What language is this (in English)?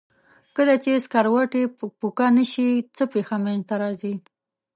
Pashto